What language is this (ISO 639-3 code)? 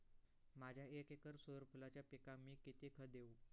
mar